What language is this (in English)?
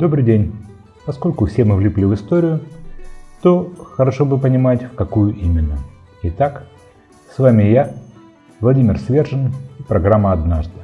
Russian